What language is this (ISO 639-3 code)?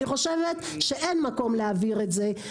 heb